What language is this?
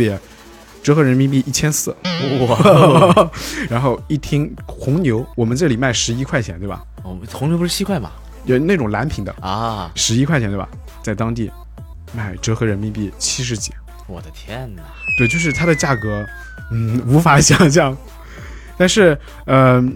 Chinese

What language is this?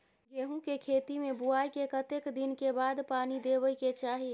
Maithili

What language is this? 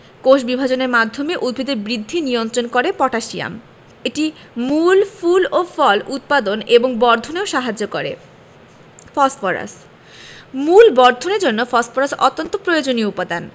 Bangla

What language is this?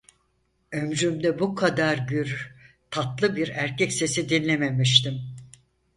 Turkish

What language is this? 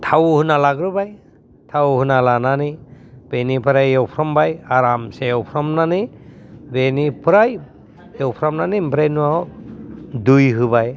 Bodo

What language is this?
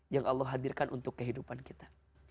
Indonesian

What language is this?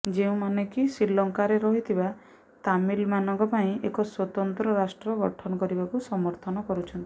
Odia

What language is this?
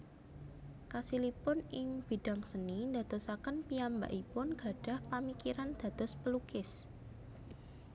Javanese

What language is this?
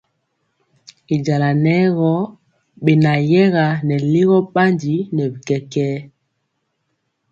Mpiemo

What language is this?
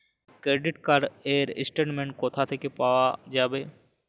Bangla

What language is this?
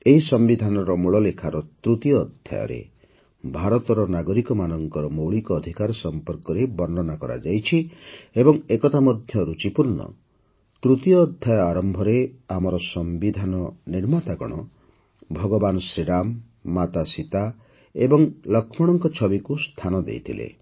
Odia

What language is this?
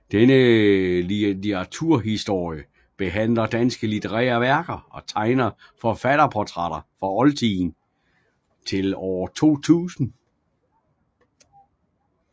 Danish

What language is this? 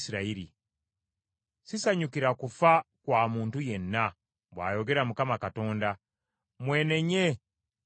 Ganda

